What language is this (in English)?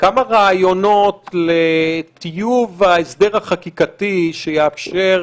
Hebrew